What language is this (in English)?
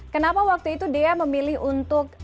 Indonesian